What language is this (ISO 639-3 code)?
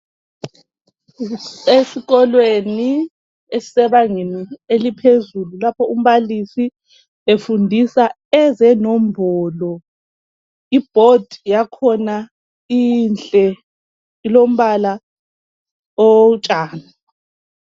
nde